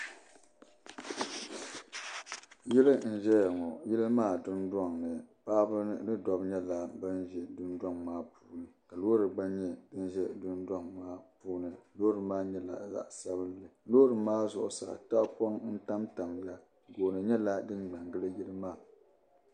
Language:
Dagbani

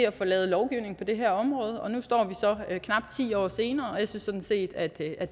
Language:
Danish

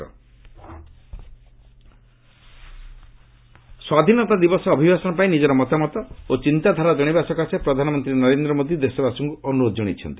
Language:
Odia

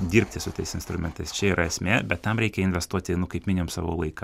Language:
Lithuanian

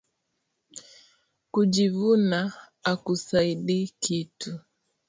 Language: Swahili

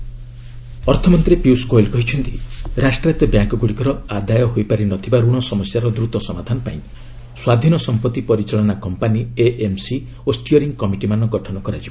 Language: Odia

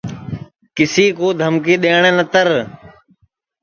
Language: Sansi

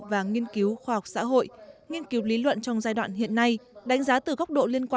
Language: Vietnamese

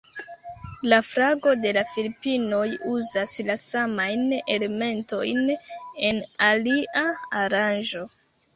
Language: Esperanto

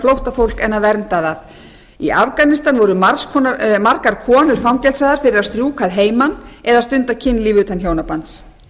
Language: Icelandic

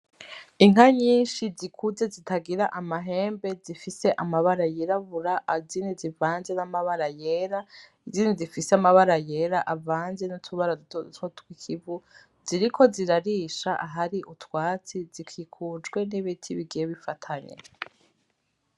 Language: Rundi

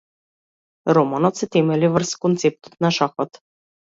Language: Macedonian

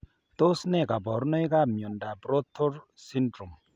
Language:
Kalenjin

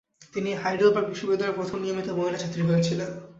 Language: Bangla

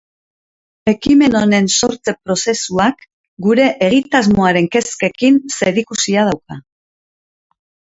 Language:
Basque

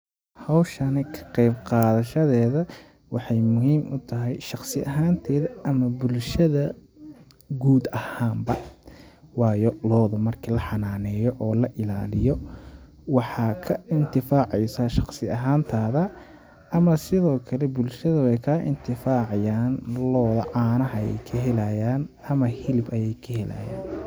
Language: Somali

